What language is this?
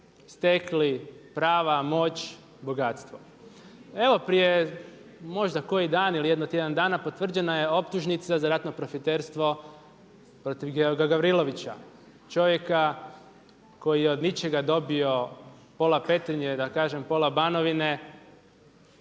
Croatian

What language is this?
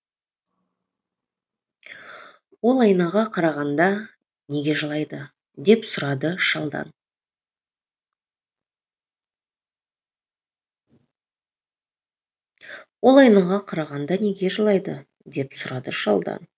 Kazakh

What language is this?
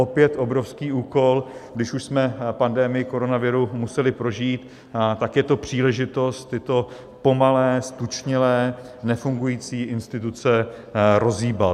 Czech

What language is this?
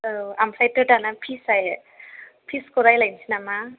Bodo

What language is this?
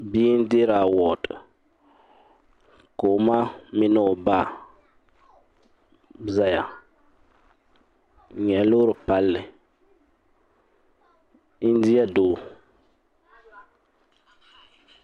Dagbani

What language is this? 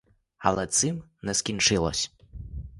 Ukrainian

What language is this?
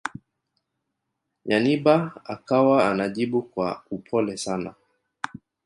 Swahili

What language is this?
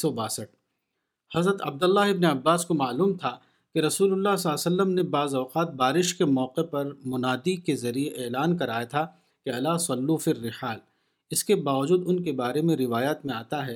Urdu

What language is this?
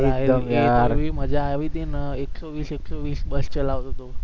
Gujarati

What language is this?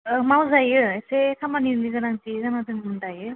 Bodo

